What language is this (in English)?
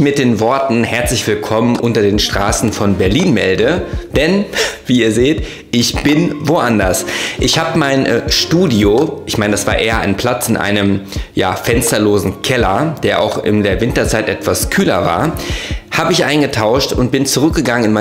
German